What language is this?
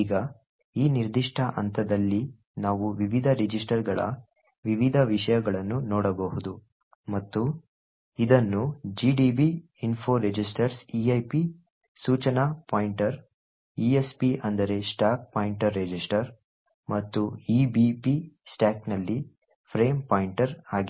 Kannada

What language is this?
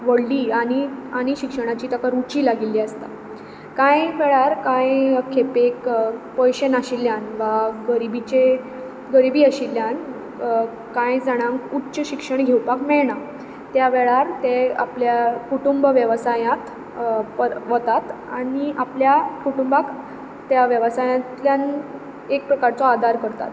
Konkani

